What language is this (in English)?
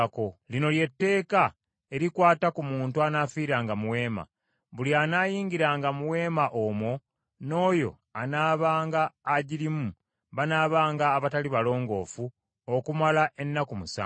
Ganda